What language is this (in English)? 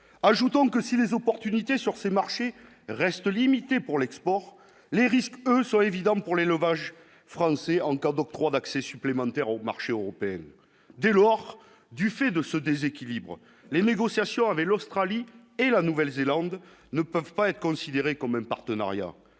French